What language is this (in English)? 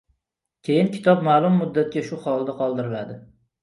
Uzbek